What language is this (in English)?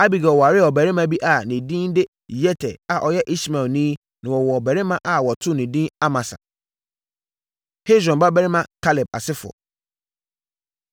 Akan